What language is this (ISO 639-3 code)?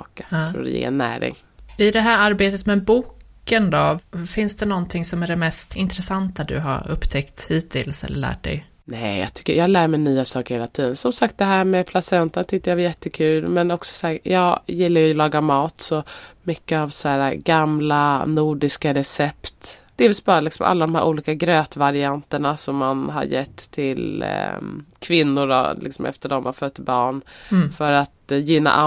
swe